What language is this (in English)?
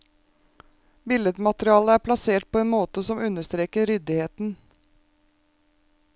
Norwegian